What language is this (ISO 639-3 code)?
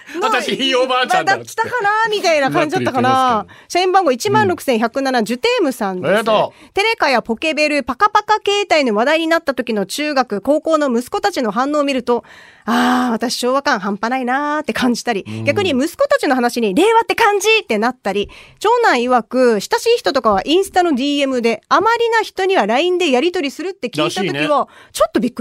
jpn